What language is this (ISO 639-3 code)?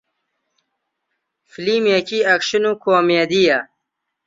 ckb